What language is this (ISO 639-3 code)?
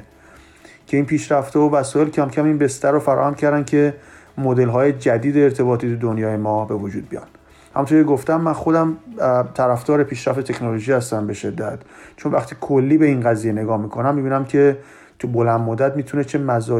fas